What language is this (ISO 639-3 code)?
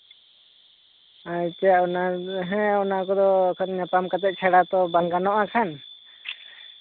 sat